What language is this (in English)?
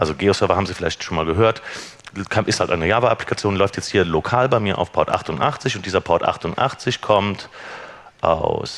German